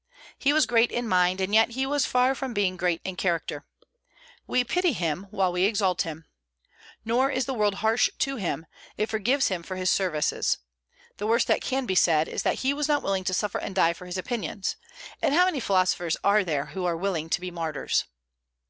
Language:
English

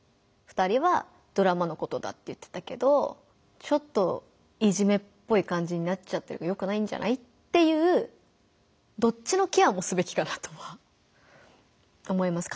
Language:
Japanese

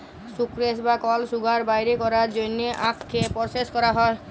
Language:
Bangla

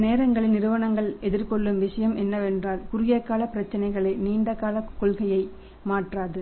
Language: Tamil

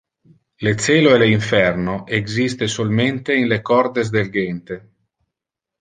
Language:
Interlingua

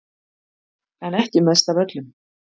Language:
Icelandic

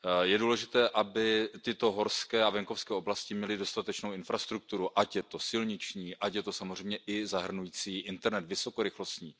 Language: Czech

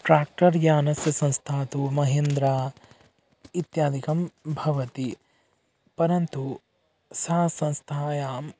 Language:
Sanskrit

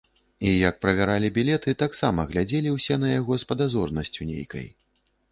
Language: Belarusian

